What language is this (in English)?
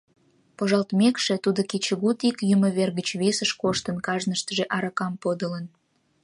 Mari